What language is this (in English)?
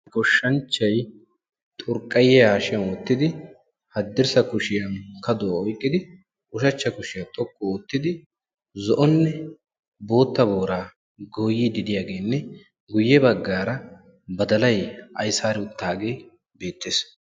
Wolaytta